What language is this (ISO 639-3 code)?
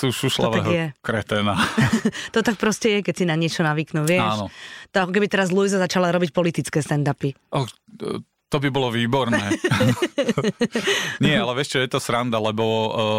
slk